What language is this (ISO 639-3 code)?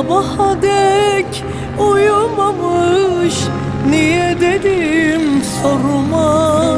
tur